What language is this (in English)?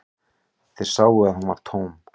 Icelandic